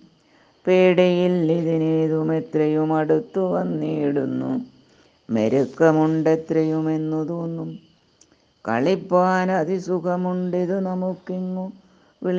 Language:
Malayalam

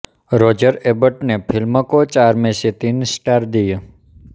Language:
Hindi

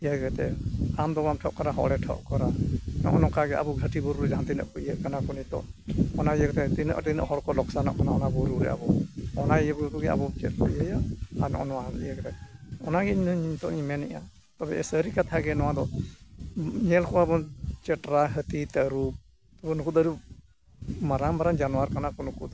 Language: Santali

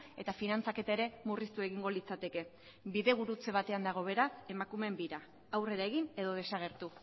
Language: Basque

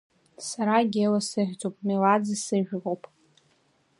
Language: Abkhazian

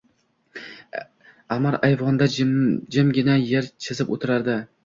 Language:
Uzbek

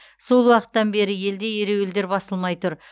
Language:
Kazakh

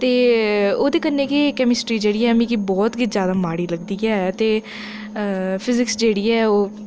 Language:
Dogri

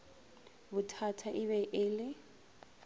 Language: Northern Sotho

